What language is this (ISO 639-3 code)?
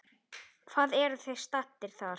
isl